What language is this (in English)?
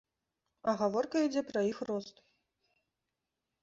Belarusian